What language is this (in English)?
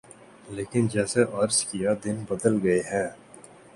Urdu